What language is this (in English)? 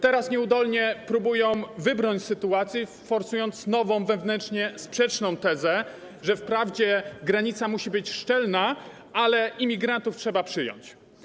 Polish